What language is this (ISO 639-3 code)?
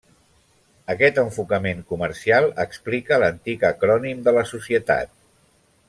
cat